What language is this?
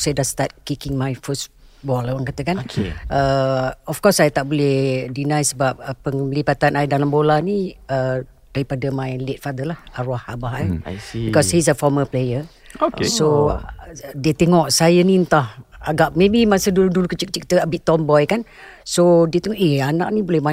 Malay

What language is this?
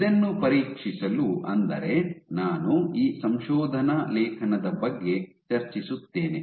Kannada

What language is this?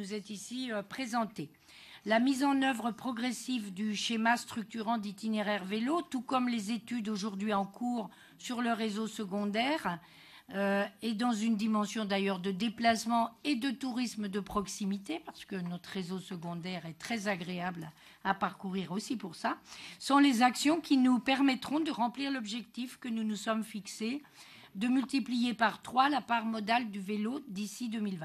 French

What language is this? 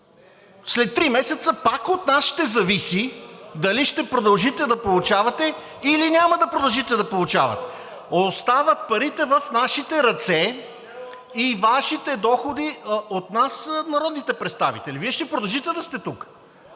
Bulgarian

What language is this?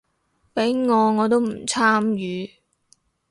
Cantonese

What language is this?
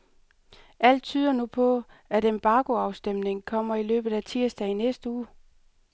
Danish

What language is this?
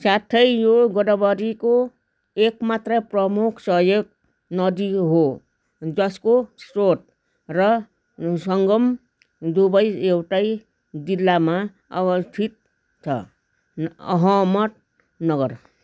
Nepali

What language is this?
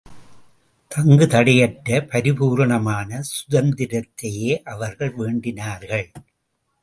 Tamil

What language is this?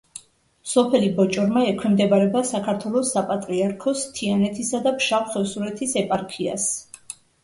Georgian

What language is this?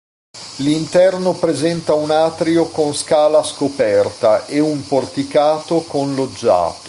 Italian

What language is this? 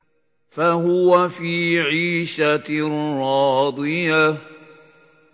Arabic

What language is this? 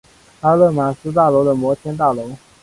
Chinese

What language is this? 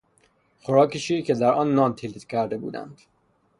Persian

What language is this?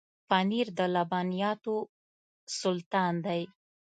Pashto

